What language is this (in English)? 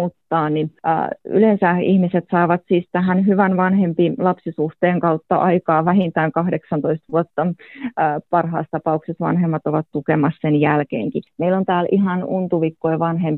Finnish